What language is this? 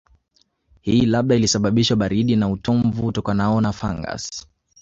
Swahili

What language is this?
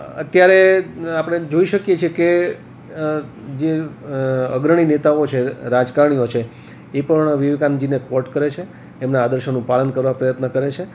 Gujarati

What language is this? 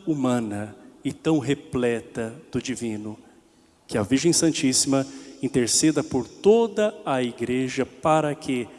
Portuguese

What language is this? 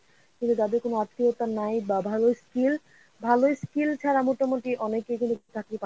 Bangla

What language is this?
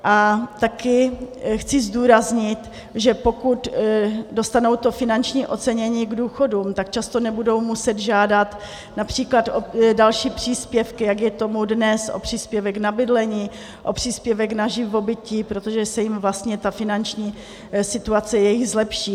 Czech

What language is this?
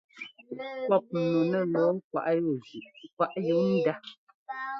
Ngomba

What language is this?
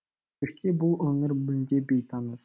Kazakh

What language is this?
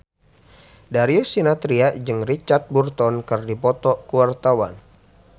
Sundanese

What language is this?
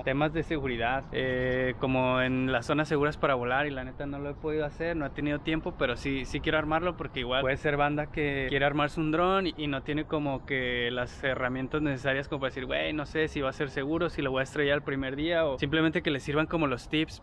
Spanish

